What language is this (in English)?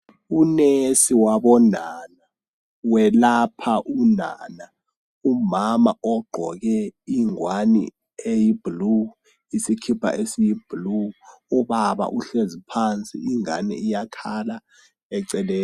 North Ndebele